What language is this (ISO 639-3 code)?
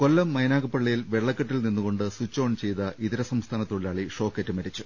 mal